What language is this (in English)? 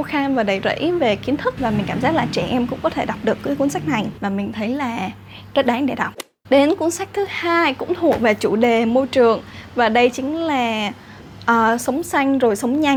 Vietnamese